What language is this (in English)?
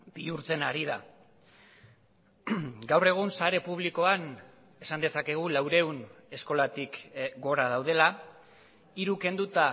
Basque